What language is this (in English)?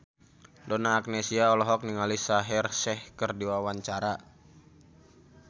Sundanese